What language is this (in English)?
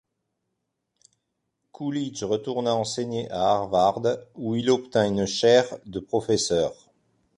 French